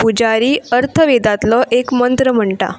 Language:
Konkani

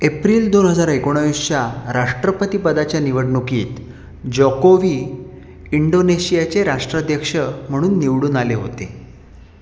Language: Marathi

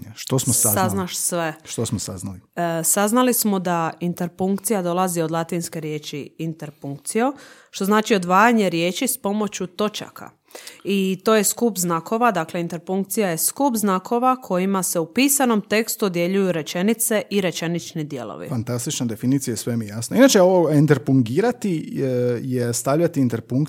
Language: Croatian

